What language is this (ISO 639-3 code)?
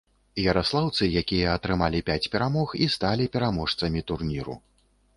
bel